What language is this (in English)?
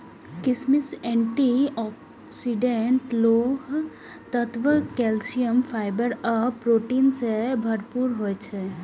Maithili